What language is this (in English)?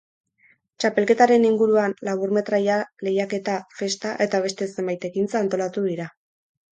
Basque